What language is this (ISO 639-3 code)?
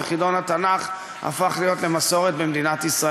heb